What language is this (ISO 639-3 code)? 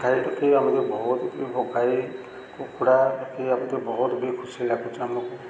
ori